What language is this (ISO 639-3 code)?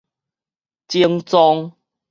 nan